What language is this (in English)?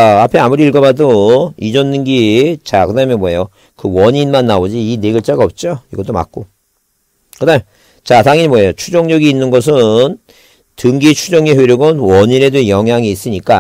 Korean